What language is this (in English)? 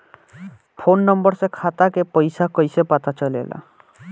Bhojpuri